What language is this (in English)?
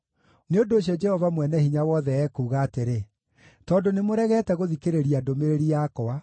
Kikuyu